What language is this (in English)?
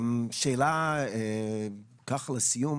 Hebrew